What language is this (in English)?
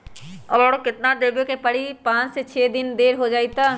Magahi